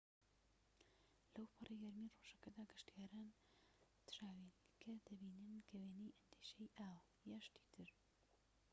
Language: Central Kurdish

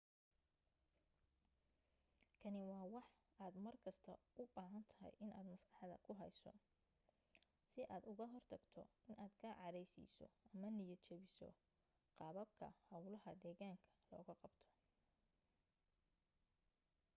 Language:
Somali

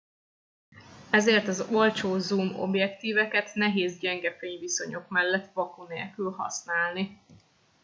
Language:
Hungarian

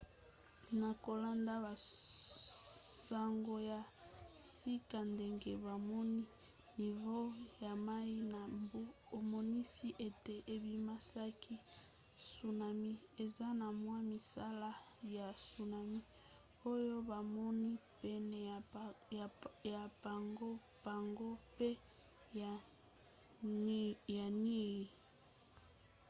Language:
Lingala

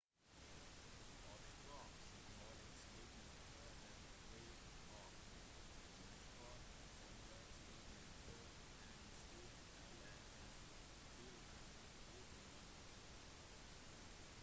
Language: Norwegian Bokmål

